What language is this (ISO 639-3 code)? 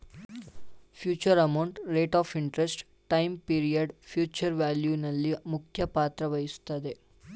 kan